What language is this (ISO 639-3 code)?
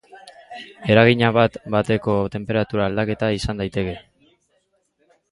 eus